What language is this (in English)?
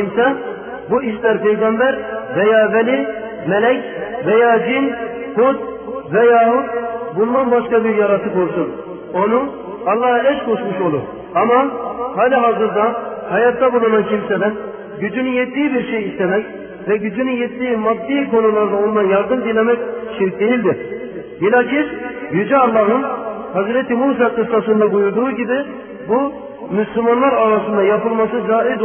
Turkish